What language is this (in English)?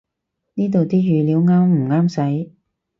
Cantonese